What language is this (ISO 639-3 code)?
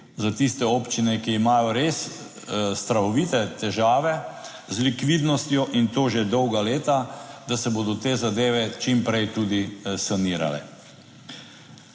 slv